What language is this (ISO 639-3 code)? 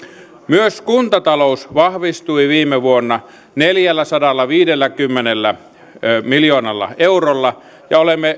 fin